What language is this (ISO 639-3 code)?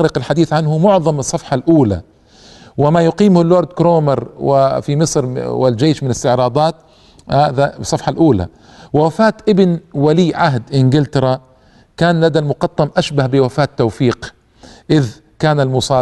ara